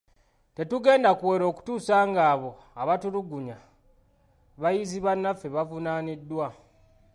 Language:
Ganda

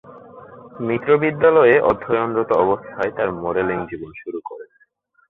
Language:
Bangla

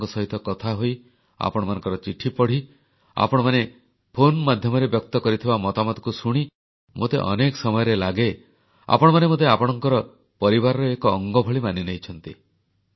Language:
Odia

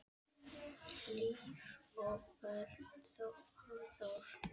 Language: Icelandic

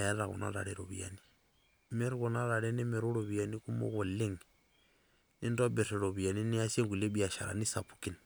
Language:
Masai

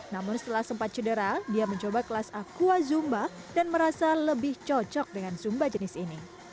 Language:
Indonesian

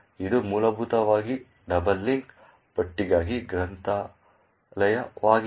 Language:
Kannada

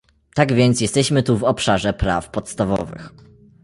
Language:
Polish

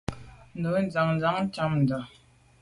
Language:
Medumba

